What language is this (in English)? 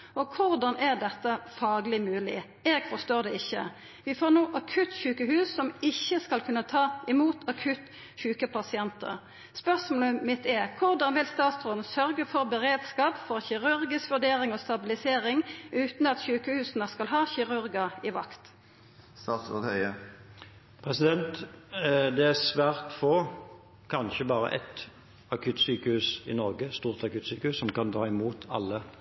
Norwegian